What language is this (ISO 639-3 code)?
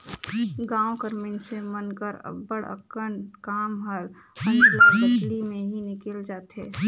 hne